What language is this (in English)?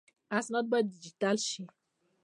Pashto